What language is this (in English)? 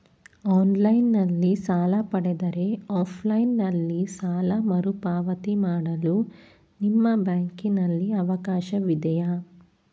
Kannada